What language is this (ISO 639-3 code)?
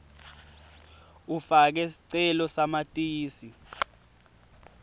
ssw